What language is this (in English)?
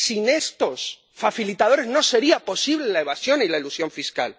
Spanish